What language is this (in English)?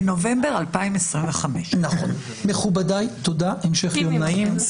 Hebrew